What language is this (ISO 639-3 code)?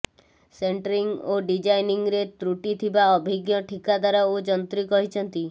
ori